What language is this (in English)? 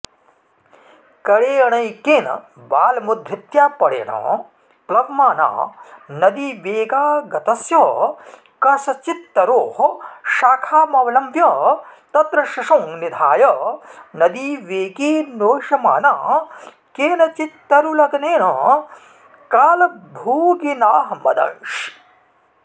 Sanskrit